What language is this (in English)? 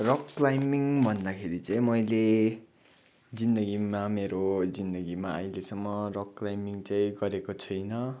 Nepali